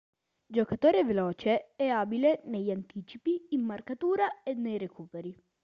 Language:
Italian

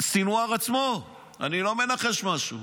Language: Hebrew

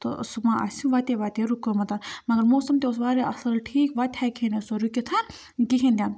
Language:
Kashmiri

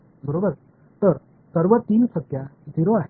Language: Tamil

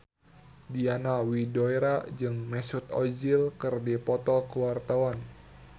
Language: Sundanese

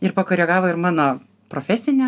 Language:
Lithuanian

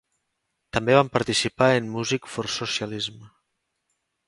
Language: Catalan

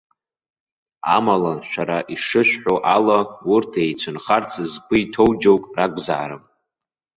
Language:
Abkhazian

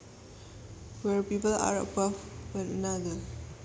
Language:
Javanese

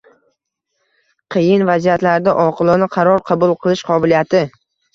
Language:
Uzbek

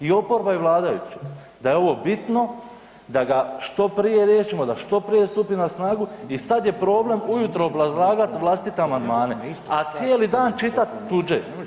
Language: Croatian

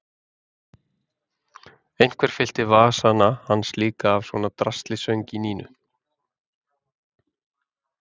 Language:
Icelandic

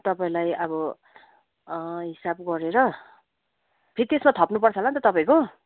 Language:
Nepali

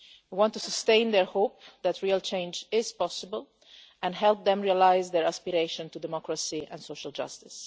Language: English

